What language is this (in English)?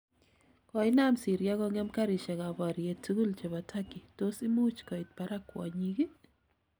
Kalenjin